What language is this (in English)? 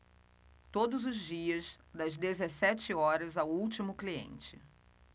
Portuguese